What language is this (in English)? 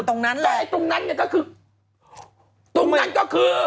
Thai